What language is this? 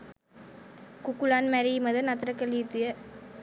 Sinhala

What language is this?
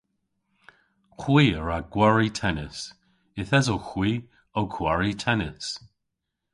Cornish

